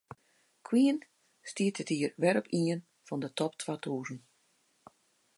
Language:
Western Frisian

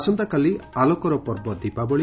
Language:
Odia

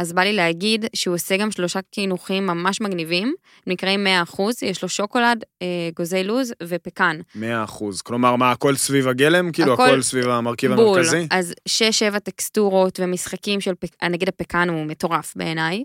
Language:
Hebrew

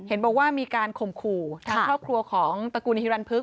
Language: Thai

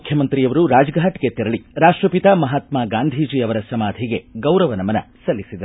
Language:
Kannada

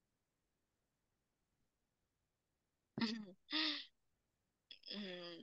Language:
Vietnamese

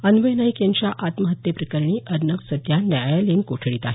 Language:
Marathi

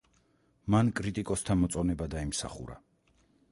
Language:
Georgian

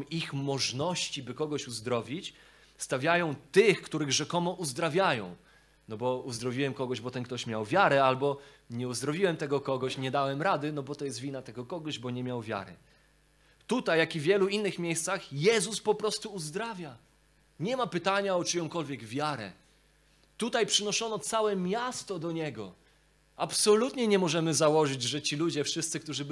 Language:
Polish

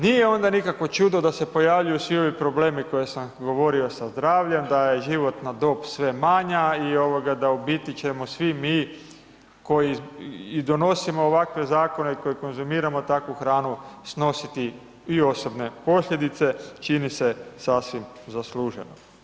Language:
Croatian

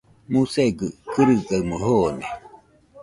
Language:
Nüpode Huitoto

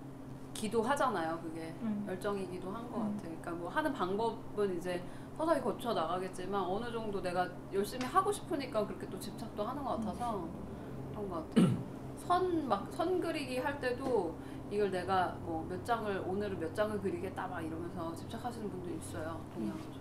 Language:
Korean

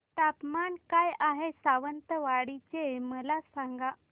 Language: Marathi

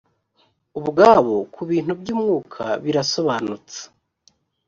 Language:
Kinyarwanda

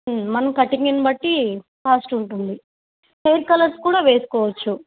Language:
Telugu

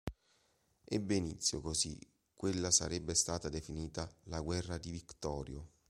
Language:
Italian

